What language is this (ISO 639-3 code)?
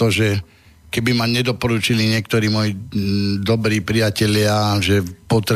slk